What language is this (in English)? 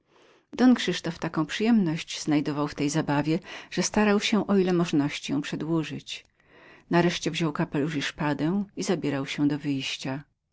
Polish